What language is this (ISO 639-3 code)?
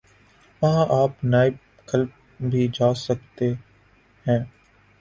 urd